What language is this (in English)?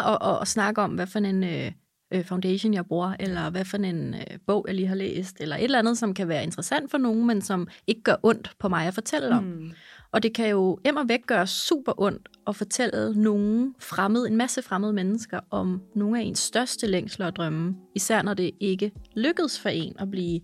Danish